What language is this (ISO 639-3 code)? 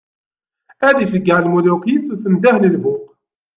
kab